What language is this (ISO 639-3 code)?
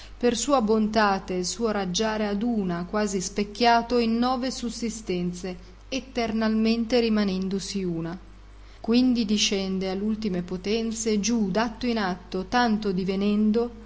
ita